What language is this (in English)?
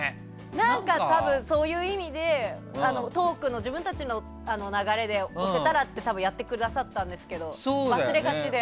Japanese